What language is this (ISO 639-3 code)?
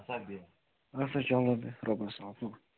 kas